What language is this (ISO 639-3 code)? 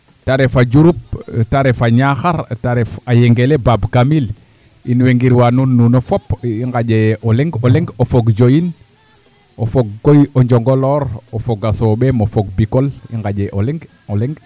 srr